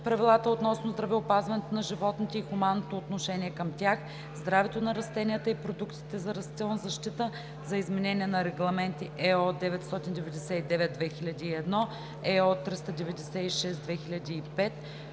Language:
Bulgarian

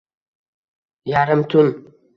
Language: Uzbek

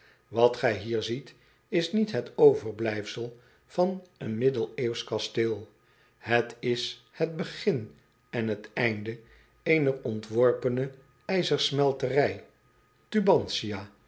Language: Dutch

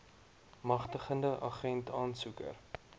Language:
Afrikaans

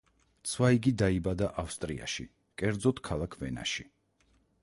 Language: Georgian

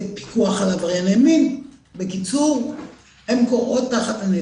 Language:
Hebrew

